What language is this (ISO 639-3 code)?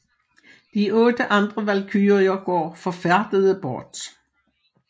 dan